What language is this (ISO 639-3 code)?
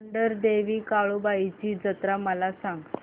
mar